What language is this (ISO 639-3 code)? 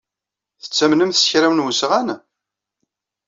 kab